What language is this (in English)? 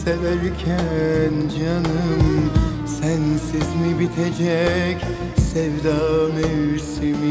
Turkish